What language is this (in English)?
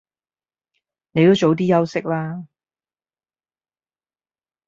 Cantonese